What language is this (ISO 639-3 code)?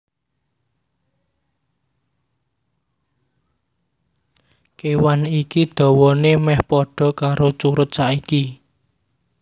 jav